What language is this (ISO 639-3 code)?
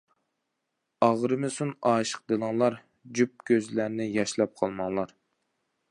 uig